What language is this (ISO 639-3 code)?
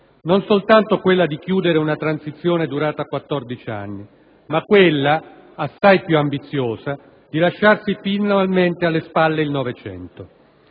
ita